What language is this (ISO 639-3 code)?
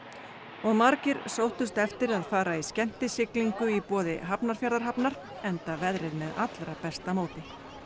isl